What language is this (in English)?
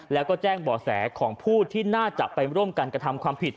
Thai